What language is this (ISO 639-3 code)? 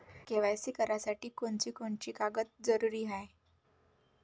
mar